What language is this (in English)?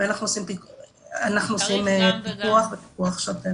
Hebrew